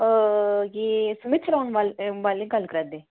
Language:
Dogri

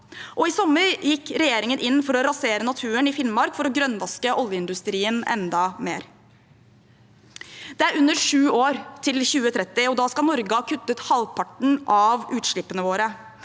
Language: Norwegian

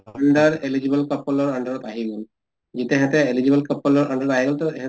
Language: Assamese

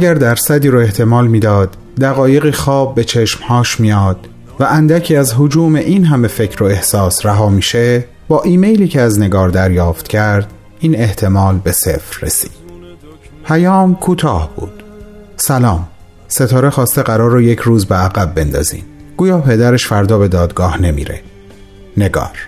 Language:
Persian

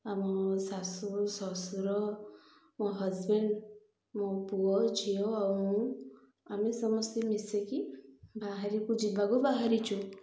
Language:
Odia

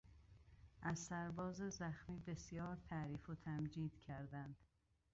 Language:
Persian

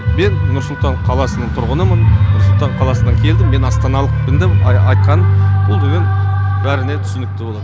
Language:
Kazakh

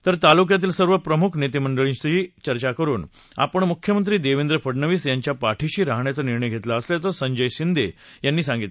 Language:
Marathi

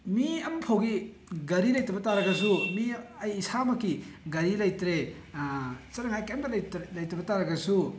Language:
Manipuri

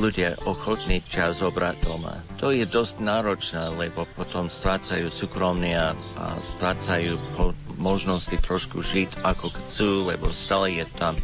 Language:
Slovak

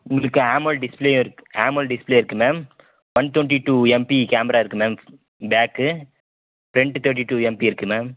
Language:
Tamil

